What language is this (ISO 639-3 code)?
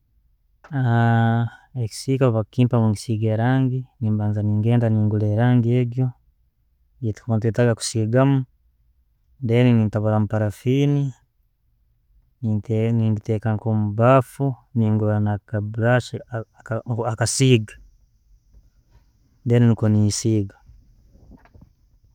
ttj